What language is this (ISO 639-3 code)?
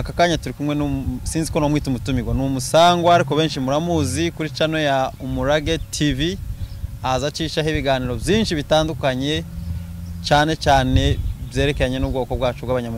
kor